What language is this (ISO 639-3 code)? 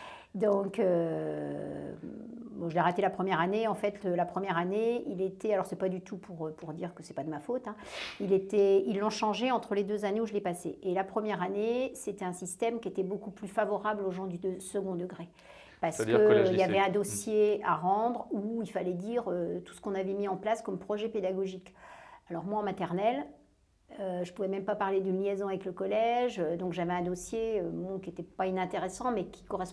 fra